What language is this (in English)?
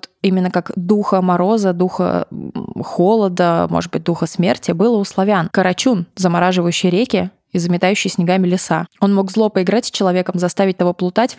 Russian